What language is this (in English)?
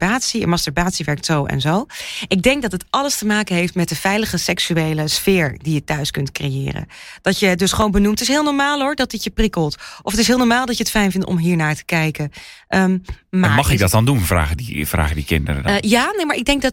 Dutch